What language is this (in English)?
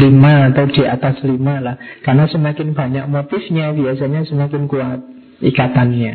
Indonesian